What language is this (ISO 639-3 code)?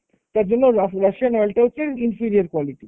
ben